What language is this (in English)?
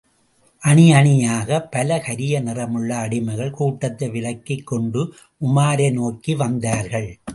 Tamil